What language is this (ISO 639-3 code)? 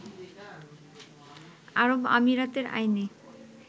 ben